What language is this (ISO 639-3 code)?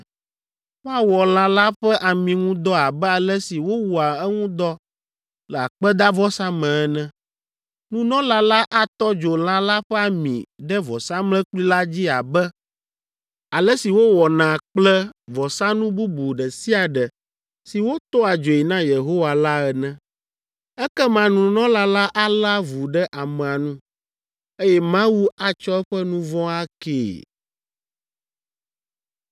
ewe